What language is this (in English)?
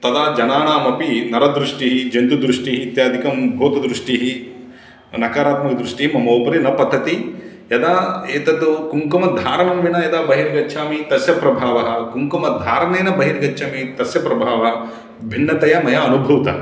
Sanskrit